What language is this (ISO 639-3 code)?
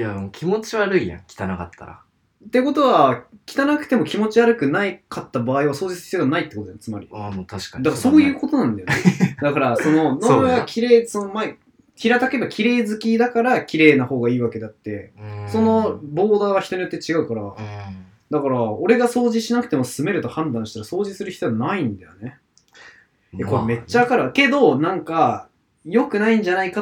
jpn